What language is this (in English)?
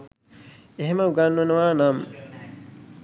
Sinhala